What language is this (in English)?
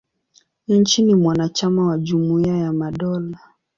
Swahili